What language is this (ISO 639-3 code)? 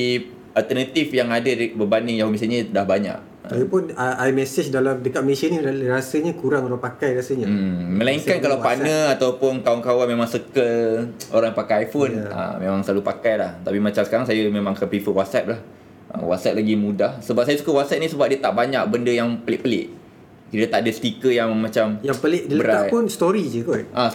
msa